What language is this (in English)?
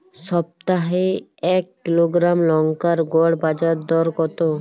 Bangla